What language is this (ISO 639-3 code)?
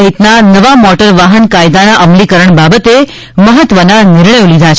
guj